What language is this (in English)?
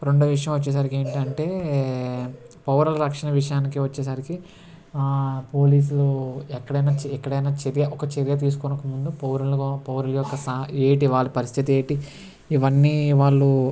Telugu